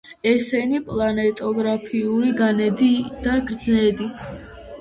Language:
Georgian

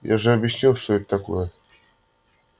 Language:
Russian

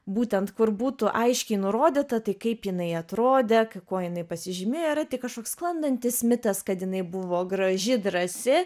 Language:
Lithuanian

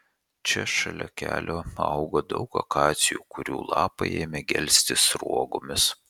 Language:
Lithuanian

